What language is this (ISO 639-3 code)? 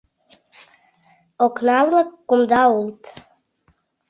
chm